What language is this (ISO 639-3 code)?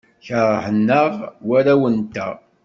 kab